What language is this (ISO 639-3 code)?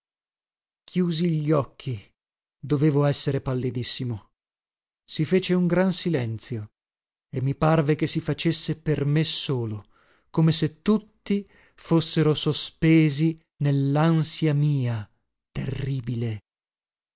ita